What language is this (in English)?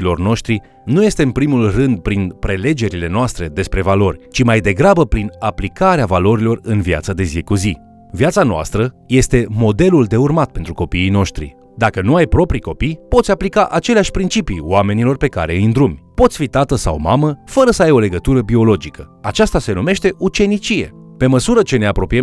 Romanian